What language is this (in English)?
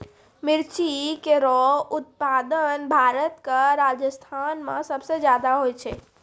Maithili